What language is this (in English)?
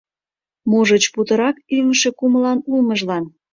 Mari